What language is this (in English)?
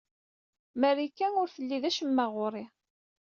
Kabyle